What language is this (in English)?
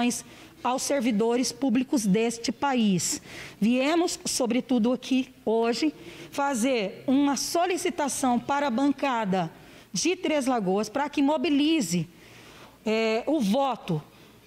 Portuguese